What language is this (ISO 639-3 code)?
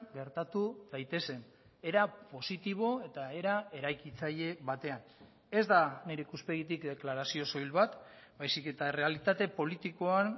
eus